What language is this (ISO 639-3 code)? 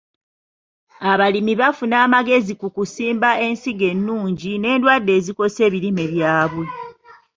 lug